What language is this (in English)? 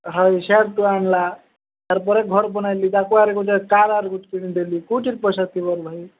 Odia